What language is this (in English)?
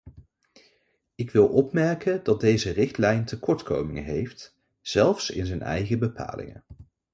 Dutch